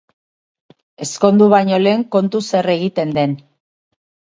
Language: Basque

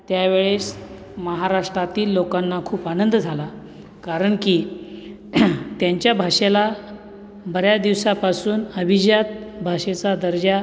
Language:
Marathi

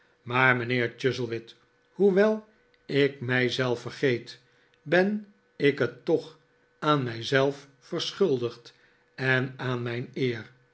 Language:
Dutch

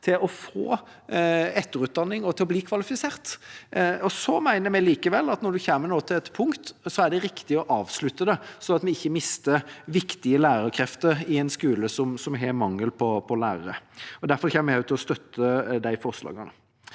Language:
Norwegian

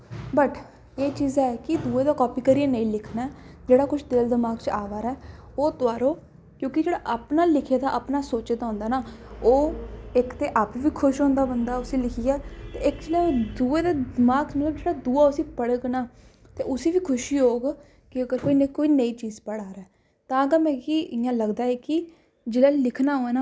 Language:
Dogri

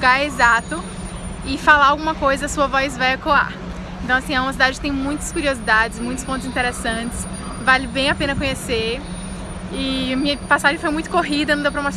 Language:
Portuguese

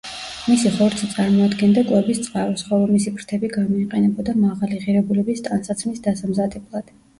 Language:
Georgian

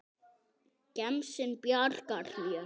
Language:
Icelandic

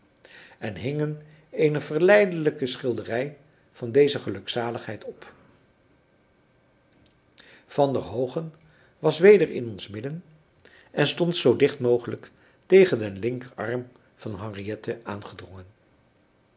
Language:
Dutch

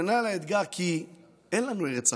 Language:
Hebrew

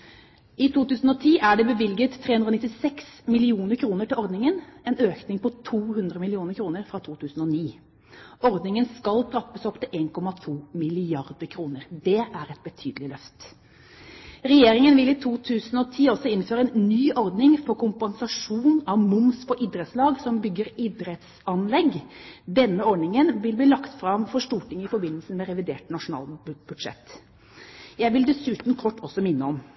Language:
Norwegian Bokmål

